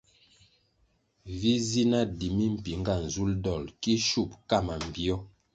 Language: Kwasio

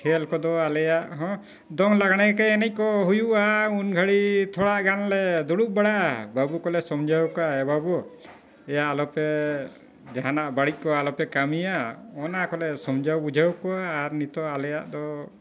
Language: Santali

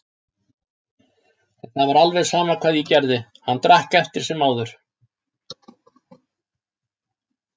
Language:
Icelandic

